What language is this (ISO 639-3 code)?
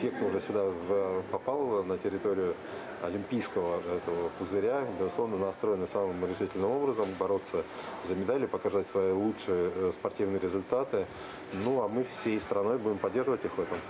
tur